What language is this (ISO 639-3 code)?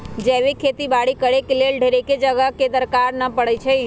mag